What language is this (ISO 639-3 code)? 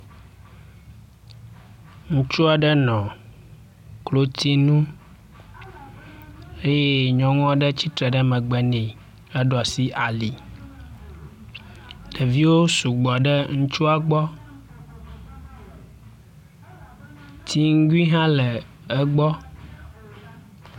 ewe